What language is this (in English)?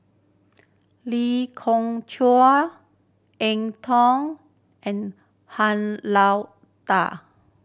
English